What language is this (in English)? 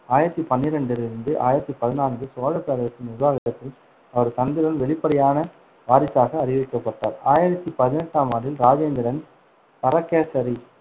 Tamil